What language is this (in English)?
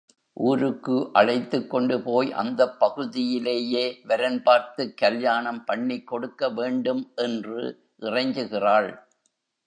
Tamil